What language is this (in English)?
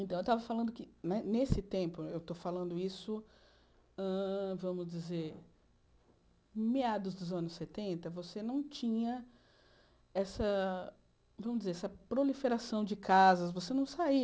Portuguese